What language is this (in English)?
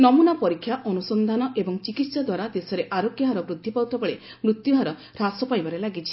Odia